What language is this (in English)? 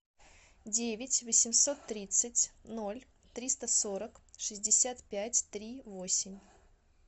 Russian